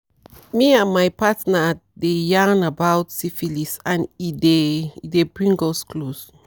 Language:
Nigerian Pidgin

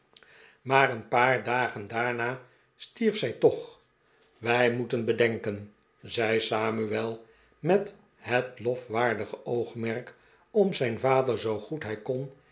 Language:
Dutch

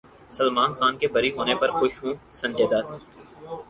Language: Urdu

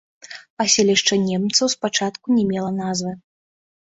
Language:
Belarusian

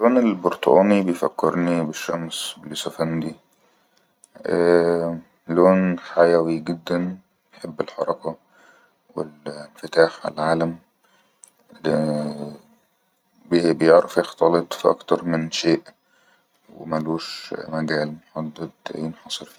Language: Egyptian Arabic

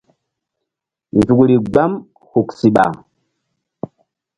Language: Mbum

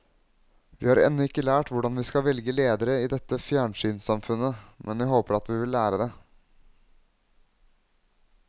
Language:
Norwegian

